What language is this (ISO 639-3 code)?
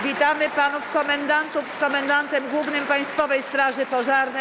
pol